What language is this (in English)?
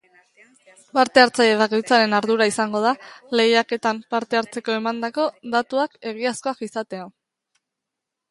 Basque